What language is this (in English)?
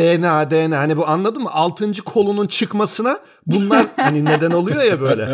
Turkish